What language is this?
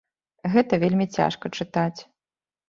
Belarusian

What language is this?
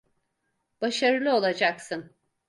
Turkish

